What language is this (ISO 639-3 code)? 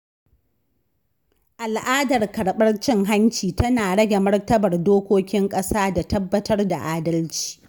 hau